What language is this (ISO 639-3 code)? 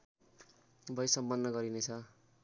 nep